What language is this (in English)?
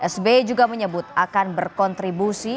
Indonesian